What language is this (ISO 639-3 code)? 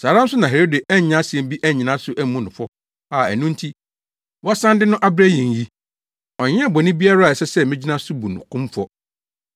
aka